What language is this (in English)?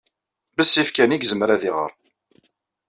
Kabyle